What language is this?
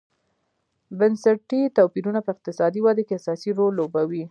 Pashto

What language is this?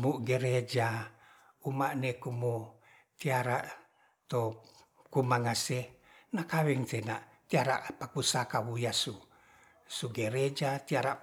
Ratahan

